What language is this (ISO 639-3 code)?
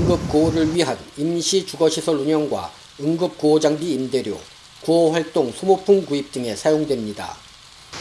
kor